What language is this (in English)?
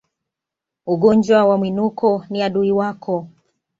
Swahili